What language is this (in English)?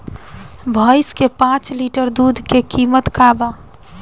Bhojpuri